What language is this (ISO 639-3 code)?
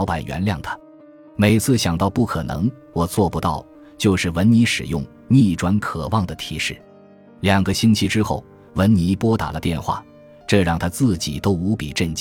zho